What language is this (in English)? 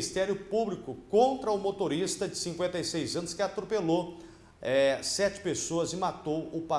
Portuguese